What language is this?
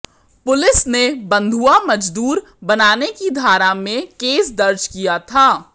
Hindi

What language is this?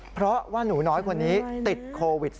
Thai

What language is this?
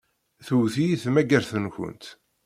Kabyle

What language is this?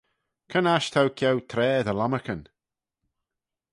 Manx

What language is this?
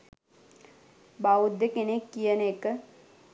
Sinhala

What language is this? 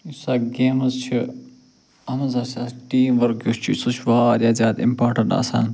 Kashmiri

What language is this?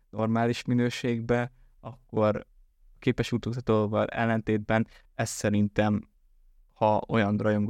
Hungarian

